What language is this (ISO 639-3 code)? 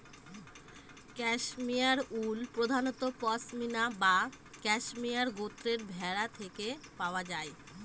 ben